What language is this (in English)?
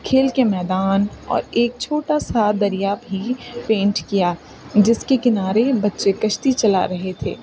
Urdu